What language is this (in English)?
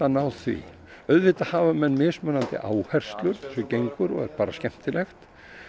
Icelandic